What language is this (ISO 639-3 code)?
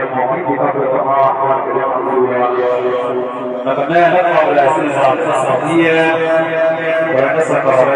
ara